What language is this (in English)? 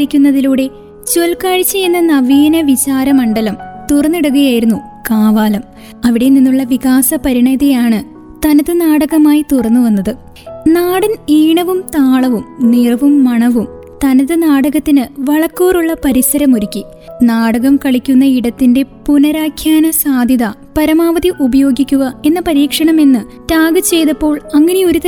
Malayalam